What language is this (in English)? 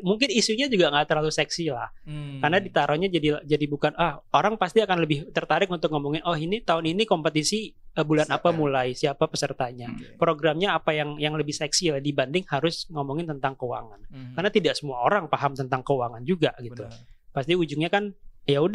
Indonesian